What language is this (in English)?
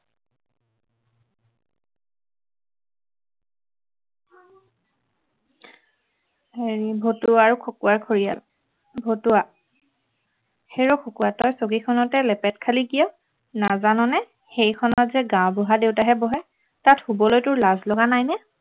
Assamese